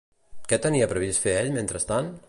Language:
Catalan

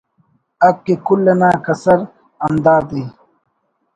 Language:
Brahui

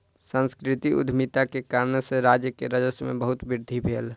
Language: Maithili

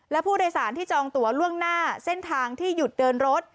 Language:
Thai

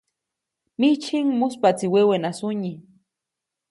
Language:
Copainalá Zoque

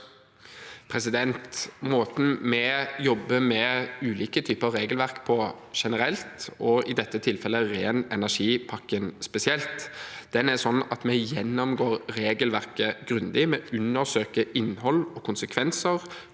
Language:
Norwegian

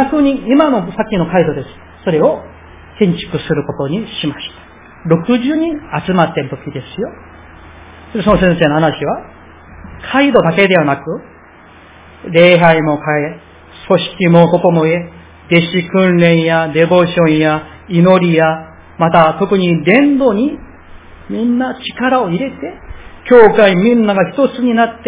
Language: Japanese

